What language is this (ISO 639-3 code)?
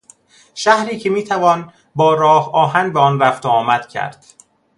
fas